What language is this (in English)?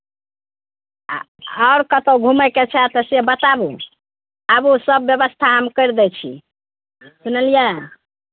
Maithili